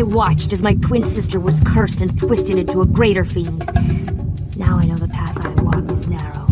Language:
English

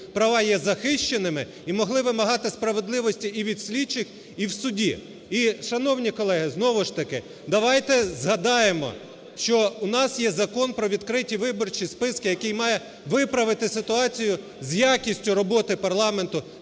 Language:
Ukrainian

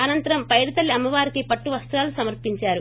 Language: Telugu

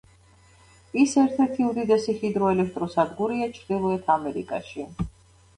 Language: Georgian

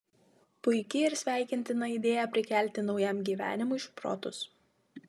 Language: Lithuanian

